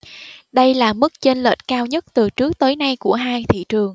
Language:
Vietnamese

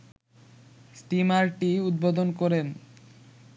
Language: Bangla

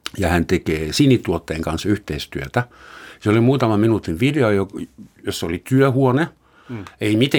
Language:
Finnish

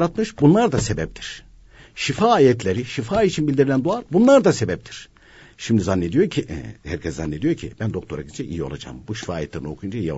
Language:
Turkish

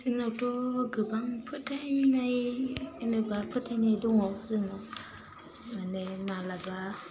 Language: Bodo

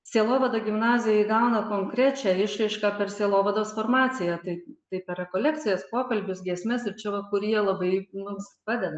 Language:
Lithuanian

